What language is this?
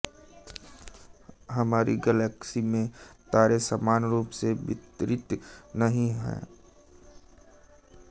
Hindi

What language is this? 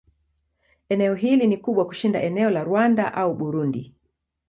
Swahili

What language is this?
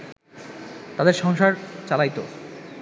Bangla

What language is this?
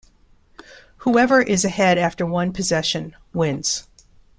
English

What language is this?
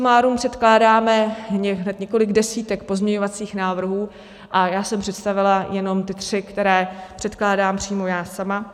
Czech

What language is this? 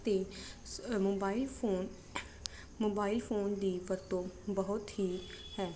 Punjabi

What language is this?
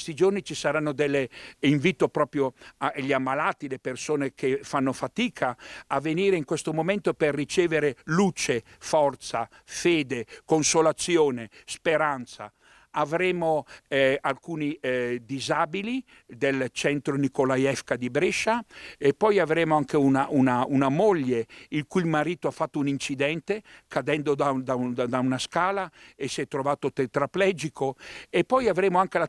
Italian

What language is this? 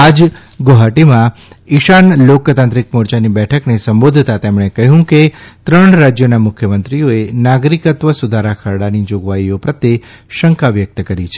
Gujarati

